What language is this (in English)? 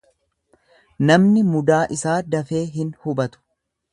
Oromo